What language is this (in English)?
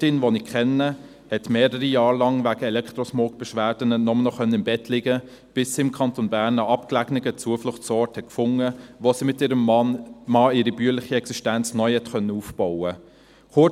Swiss German